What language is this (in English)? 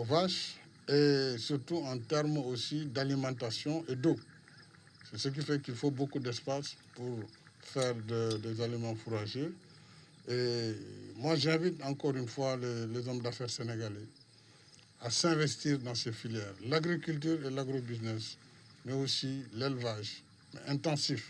French